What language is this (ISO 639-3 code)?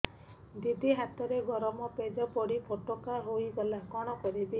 ori